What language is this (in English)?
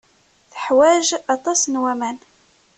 Kabyle